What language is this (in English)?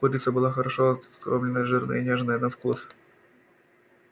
Russian